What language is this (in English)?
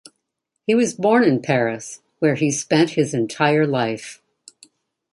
English